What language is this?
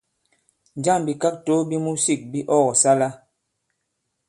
Bankon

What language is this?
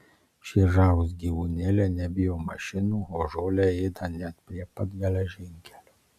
Lithuanian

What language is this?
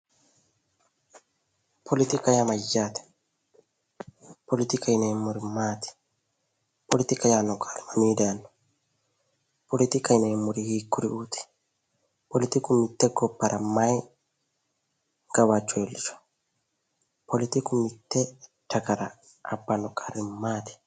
Sidamo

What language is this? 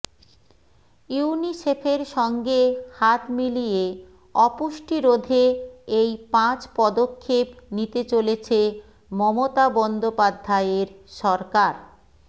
Bangla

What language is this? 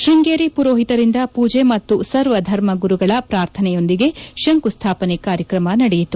Kannada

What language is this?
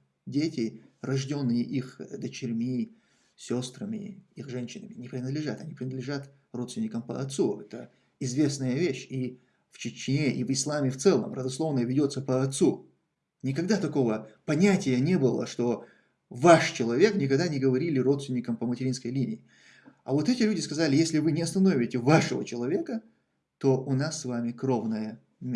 Russian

